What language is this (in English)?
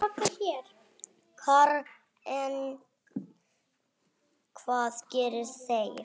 Icelandic